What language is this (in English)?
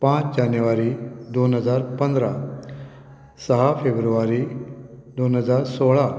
Konkani